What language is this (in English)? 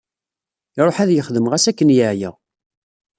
Kabyle